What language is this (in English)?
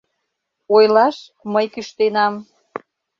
Mari